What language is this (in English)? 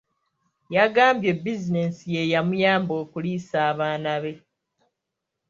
Ganda